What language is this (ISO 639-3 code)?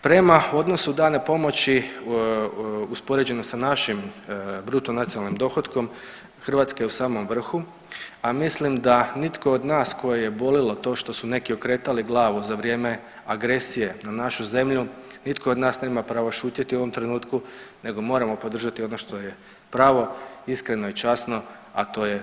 hrv